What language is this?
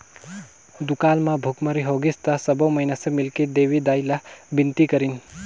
Chhattisgarhi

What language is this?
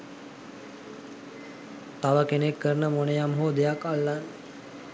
Sinhala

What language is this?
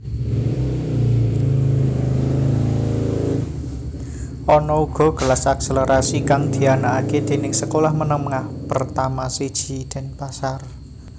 Javanese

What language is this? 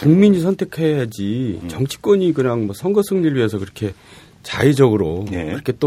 Korean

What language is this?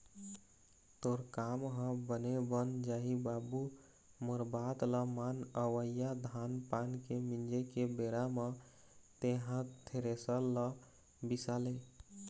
Chhattisgarhi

